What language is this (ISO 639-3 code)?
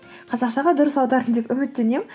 kaz